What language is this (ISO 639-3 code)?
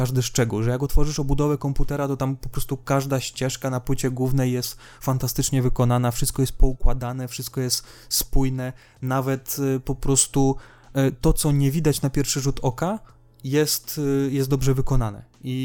pol